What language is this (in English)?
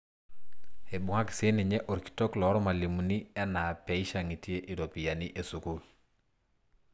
Masai